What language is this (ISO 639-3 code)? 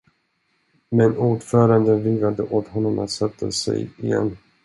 swe